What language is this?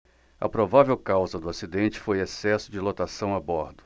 Portuguese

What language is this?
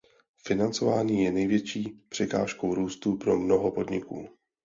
Czech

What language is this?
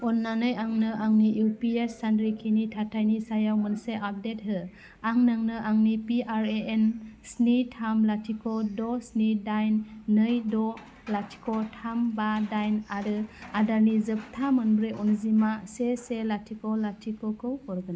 Bodo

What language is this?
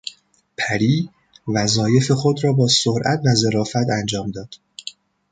Persian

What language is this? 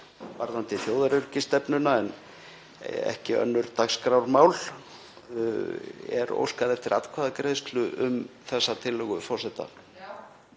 Icelandic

